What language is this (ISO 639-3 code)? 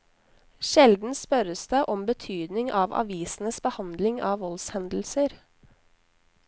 nor